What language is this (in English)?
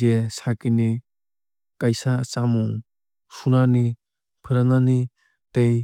Kok Borok